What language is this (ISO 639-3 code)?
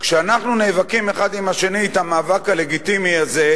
heb